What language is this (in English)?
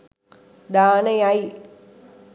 Sinhala